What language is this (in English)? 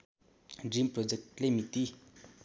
Nepali